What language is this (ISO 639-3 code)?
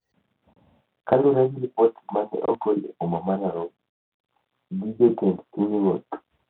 luo